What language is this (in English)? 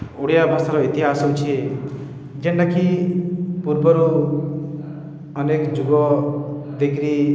Odia